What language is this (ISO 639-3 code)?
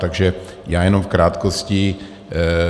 ces